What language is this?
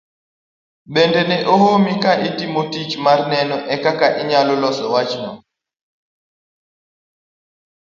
Luo (Kenya and Tanzania)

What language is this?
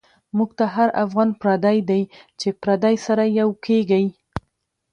Pashto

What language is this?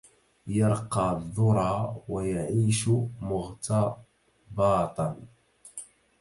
Arabic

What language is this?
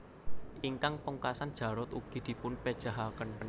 Javanese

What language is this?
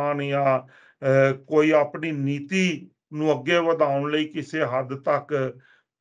Punjabi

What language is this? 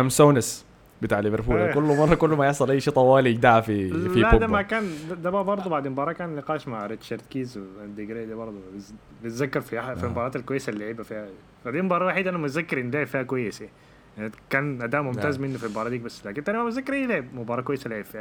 Arabic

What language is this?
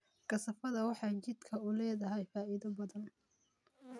Somali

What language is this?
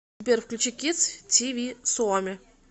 Russian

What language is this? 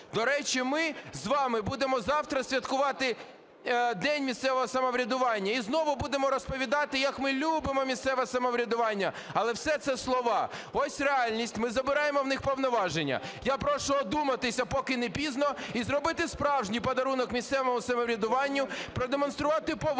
Ukrainian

